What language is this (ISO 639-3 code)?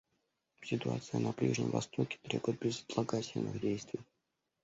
rus